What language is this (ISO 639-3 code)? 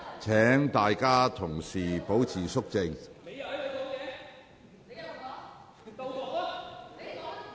yue